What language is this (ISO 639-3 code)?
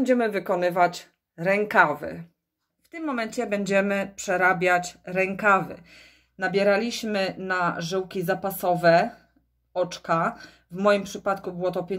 pol